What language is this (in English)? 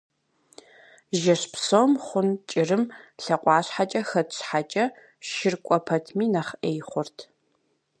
Kabardian